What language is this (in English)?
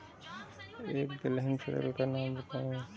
Hindi